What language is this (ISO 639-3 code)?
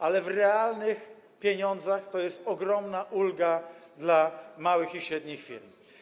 pol